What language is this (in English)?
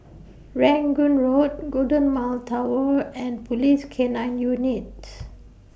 English